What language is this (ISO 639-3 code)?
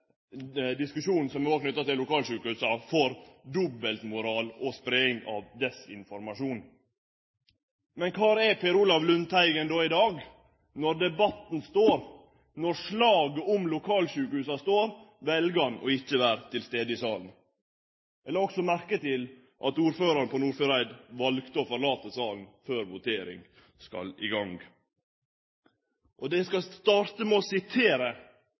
nno